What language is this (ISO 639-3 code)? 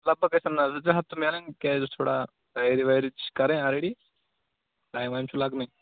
kas